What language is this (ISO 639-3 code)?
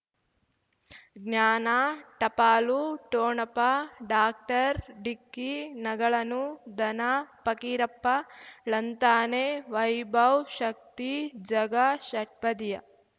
kan